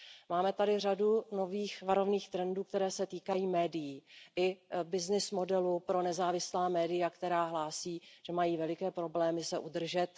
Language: Czech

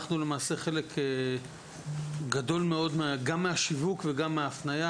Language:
Hebrew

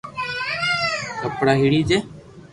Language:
Loarki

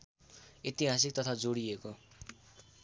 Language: Nepali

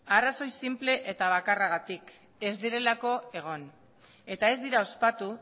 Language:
Basque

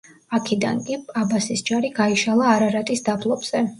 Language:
Georgian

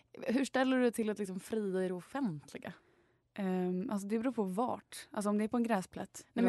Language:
Swedish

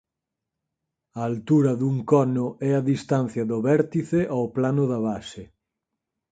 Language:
Galician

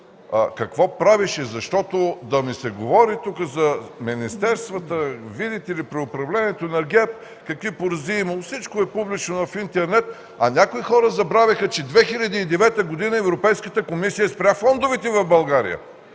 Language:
Bulgarian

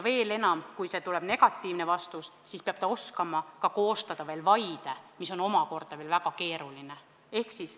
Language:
Estonian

